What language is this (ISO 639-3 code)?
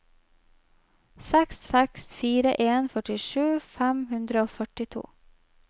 nor